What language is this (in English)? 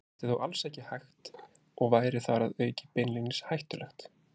Icelandic